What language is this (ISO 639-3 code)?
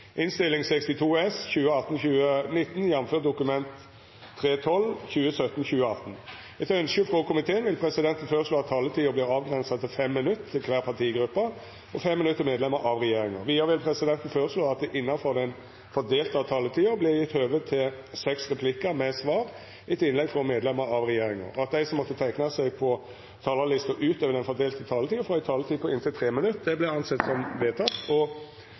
nor